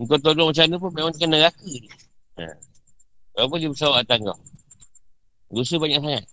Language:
Malay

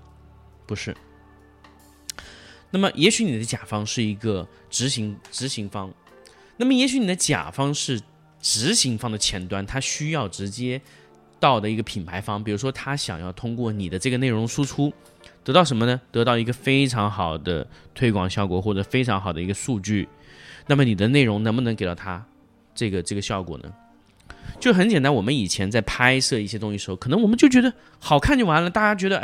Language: Chinese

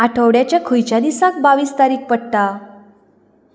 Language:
Konkani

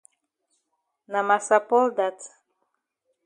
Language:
Cameroon Pidgin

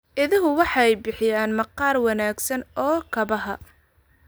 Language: Somali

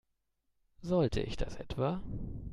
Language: German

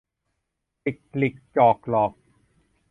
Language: Thai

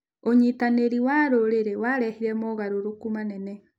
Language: Kikuyu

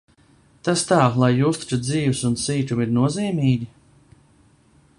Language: Latvian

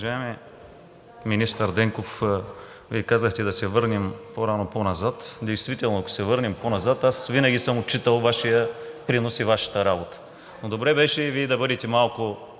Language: Bulgarian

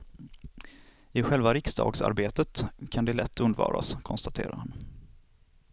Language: Swedish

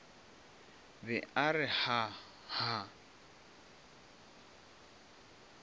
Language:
Northern Sotho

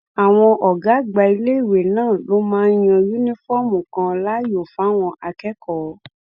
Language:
Yoruba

